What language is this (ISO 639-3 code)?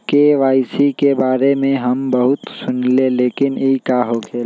mag